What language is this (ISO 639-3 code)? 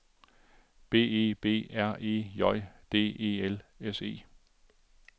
dan